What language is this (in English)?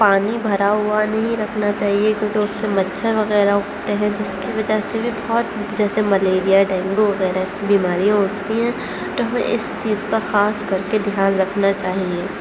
Urdu